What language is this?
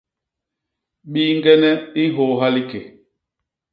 Basaa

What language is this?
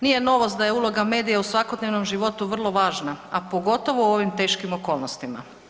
Croatian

